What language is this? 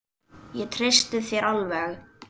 Icelandic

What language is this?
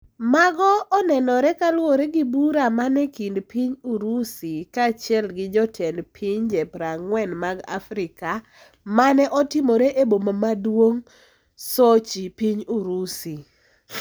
Luo (Kenya and Tanzania)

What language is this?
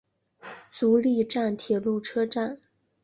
Chinese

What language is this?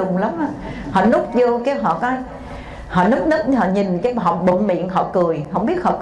Vietnamese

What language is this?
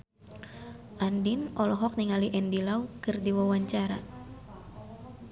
Sundanese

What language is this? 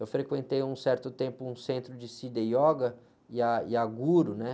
Portuguese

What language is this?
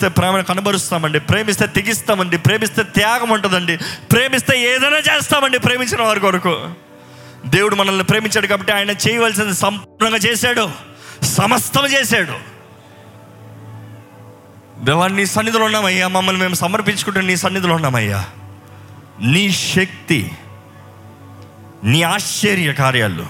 Telugu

